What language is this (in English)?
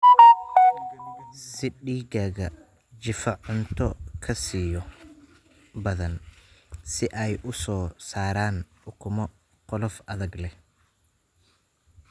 Somali